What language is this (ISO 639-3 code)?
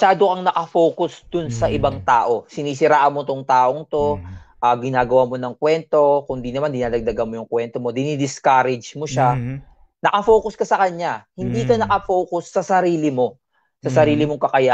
fil